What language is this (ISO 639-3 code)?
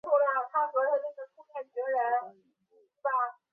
zho